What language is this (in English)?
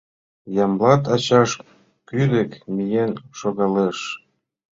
Mari